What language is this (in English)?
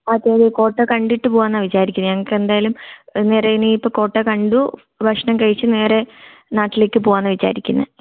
Malayalam